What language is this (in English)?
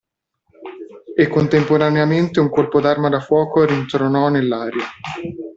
Italian